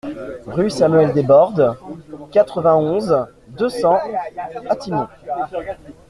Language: French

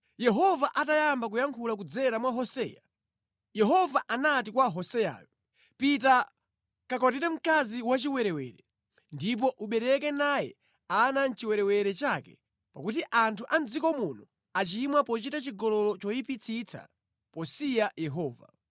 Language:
Nyanja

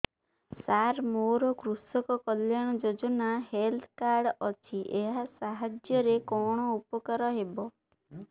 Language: Odia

